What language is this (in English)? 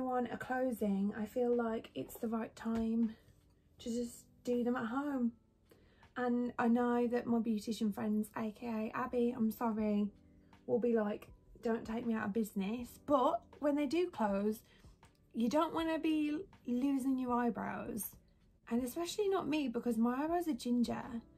English